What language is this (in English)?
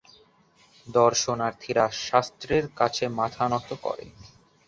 Bangla